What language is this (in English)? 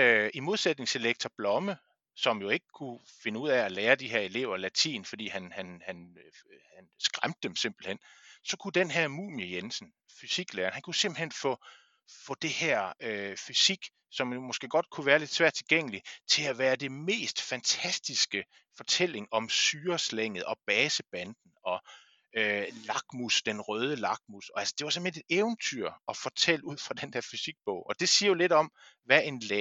Danish